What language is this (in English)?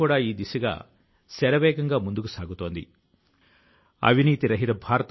Telugu